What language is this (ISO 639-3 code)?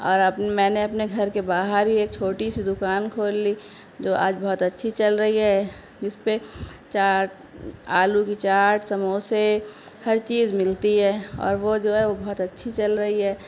urd